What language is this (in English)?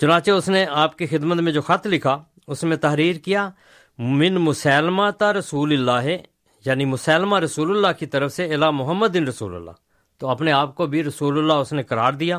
Urdu